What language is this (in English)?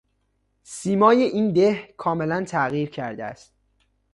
Persian